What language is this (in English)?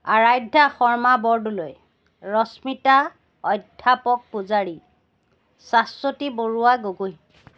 Assamese